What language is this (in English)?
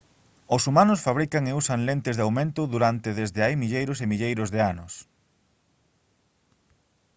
Galician